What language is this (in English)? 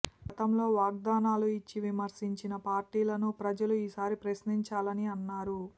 Telugu